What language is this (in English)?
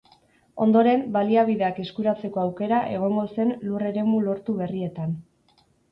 Basque